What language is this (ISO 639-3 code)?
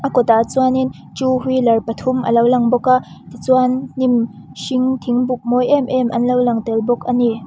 lus